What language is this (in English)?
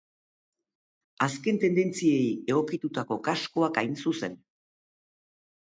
Basque